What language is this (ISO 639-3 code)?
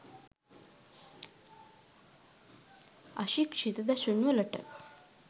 sin